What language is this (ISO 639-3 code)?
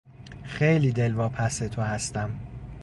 fas